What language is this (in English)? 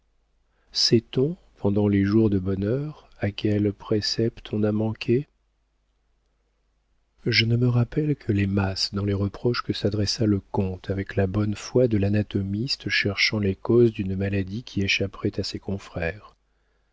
French